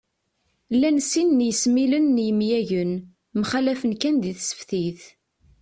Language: Kabyle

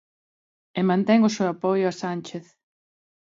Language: Galician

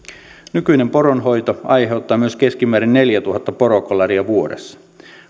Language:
Finnish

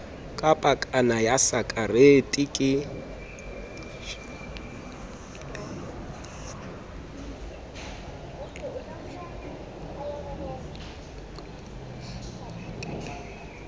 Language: Southern Sotho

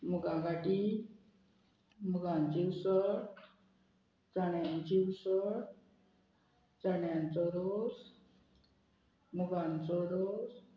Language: Konkani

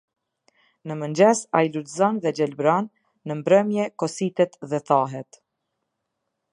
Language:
Albanian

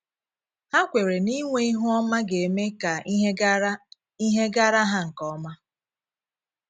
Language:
Igbo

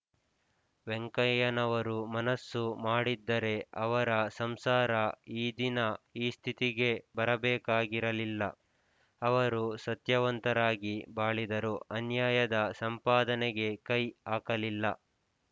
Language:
Kannada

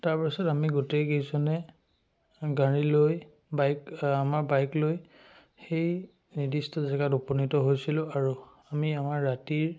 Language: Assamese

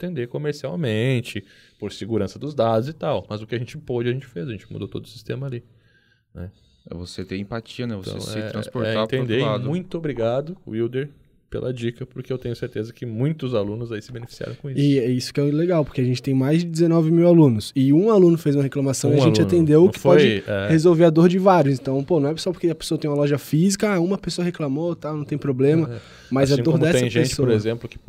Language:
Portuguese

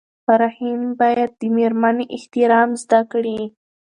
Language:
Pashto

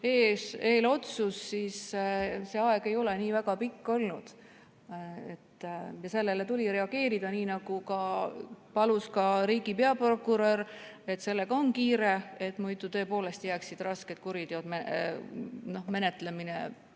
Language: Estonian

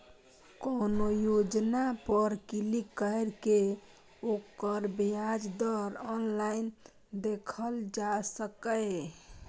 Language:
Maithili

